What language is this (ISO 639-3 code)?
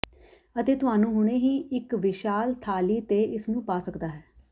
pan